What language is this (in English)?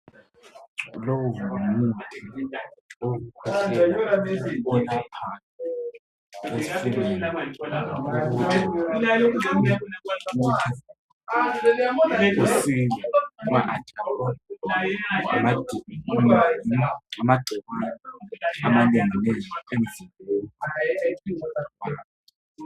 North Ndebele